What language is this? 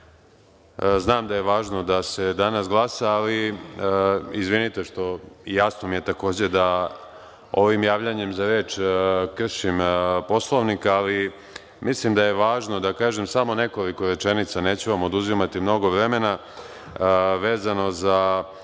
Serbian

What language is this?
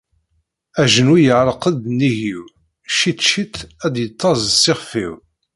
Kabyle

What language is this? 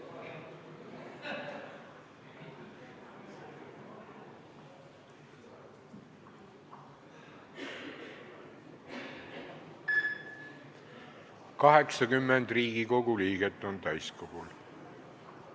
Estonian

